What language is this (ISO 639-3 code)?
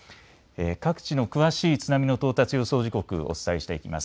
jpn